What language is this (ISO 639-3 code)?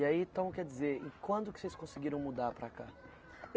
por